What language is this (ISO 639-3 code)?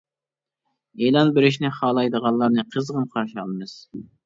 uig